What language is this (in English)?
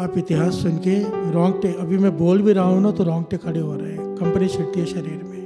Hindi